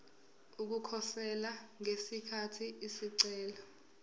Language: Zulu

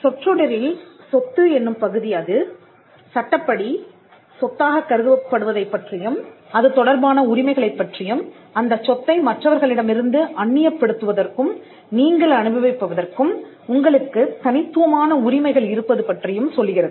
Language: Tamil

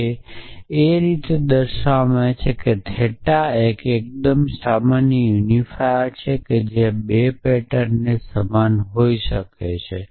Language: Gujarati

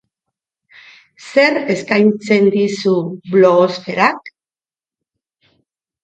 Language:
Basque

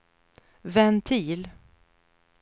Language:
Swedish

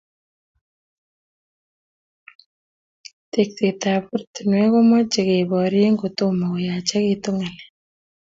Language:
Kalenjin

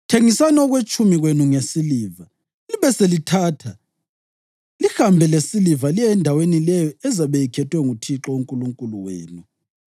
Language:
North Ndebele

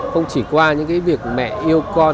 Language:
Vietnamese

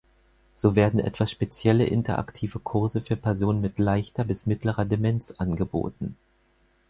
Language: German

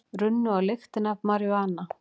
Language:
Icelandic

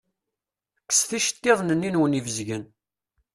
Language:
Kabyle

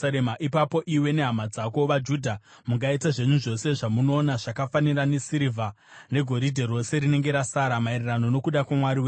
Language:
Shona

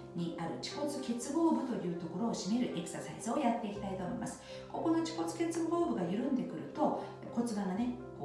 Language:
Japanese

